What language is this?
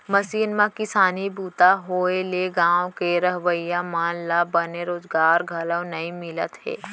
Chhattisgarhi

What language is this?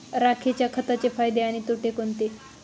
Marathi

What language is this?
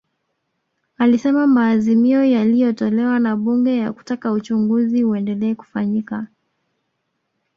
Swahili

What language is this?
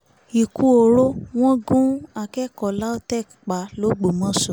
Yoruba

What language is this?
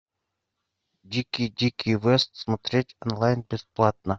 Russian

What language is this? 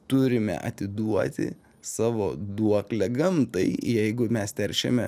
Lithuanian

